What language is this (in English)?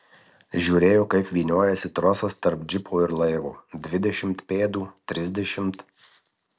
Lithuanian